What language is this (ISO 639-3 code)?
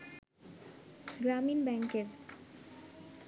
ben